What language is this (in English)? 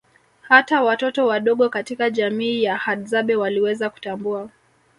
Swahili